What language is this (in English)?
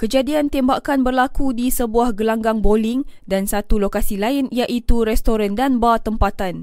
Malay